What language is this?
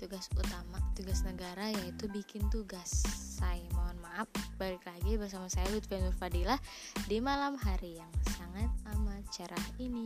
Indonesian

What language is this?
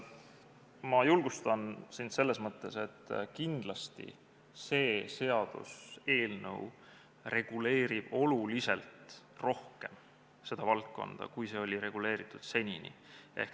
Estonian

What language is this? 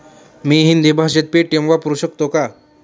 Marathi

